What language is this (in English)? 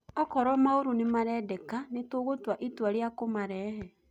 Kikuyu